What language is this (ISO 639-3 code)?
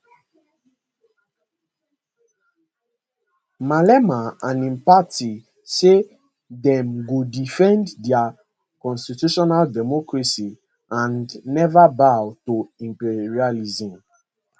pcm